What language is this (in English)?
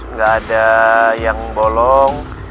Indonesian